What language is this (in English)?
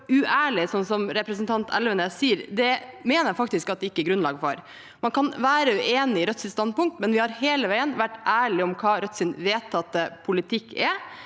Norwegian